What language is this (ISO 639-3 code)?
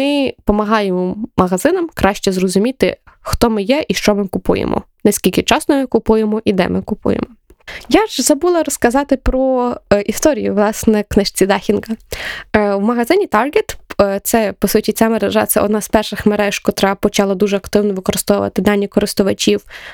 ukr